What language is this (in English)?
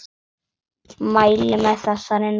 Icelandic